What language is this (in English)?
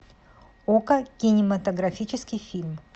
Russian